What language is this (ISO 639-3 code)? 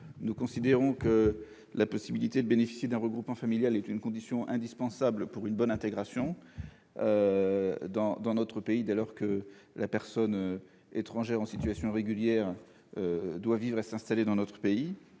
fra